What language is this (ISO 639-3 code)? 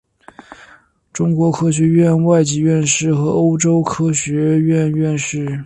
zho